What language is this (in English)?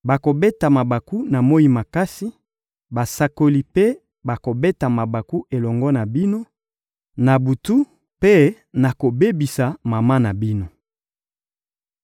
Lingala